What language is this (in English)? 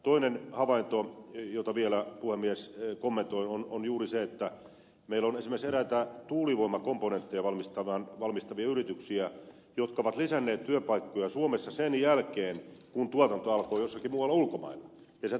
Finnish